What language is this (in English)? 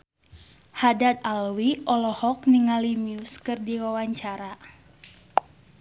Sundanese